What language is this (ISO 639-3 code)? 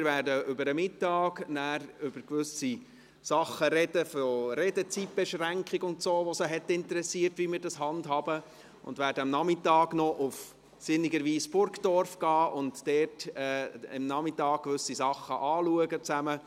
gsw